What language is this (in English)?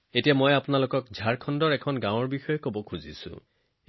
Assamese